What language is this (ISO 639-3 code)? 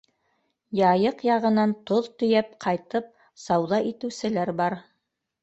bak